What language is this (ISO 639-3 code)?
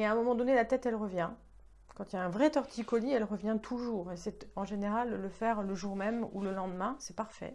fra